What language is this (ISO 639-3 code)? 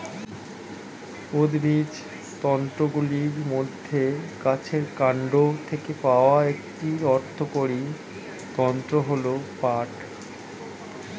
ben